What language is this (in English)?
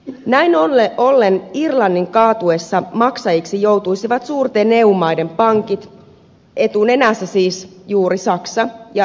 Finnish